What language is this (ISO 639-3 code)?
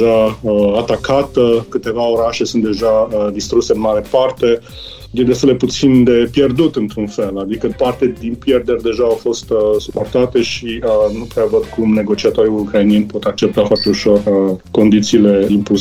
ron